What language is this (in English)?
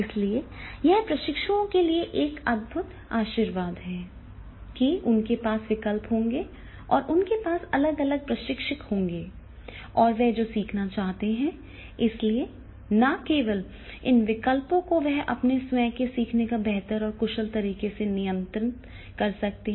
Hindi